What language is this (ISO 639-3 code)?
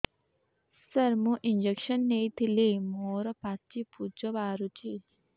ori